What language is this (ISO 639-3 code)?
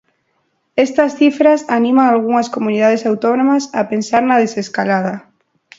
glg